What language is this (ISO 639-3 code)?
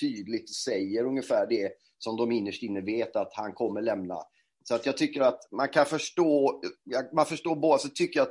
swe